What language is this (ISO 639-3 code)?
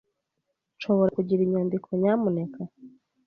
kin